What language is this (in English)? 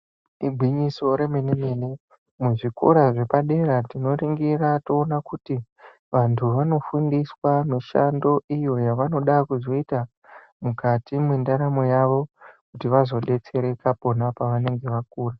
Ndau